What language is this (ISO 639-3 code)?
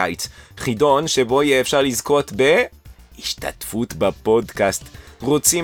heb